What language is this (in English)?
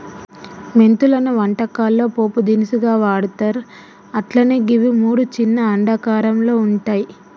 Telugu